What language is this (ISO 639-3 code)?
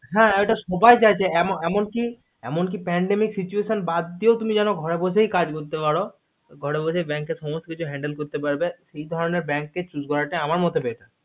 ben